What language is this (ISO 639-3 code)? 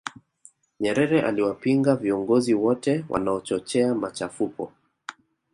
swa